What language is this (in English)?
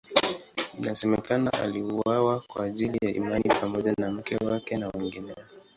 Swahili